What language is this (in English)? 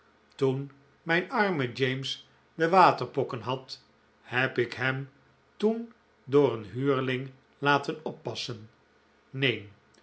Dutch